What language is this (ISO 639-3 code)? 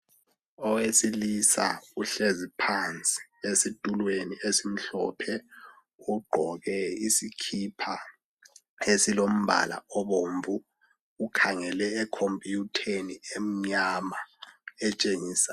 nde